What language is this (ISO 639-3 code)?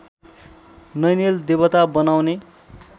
nep